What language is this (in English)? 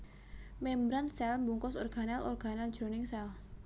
Javanese